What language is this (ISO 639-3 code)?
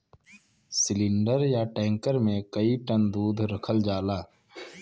bho